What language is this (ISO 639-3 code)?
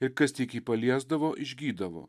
lit